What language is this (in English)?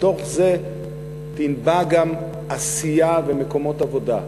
Hebrew